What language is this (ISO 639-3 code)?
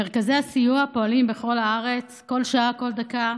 heb